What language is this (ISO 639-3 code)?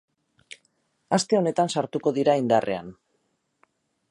eus